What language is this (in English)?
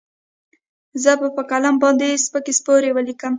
Pashto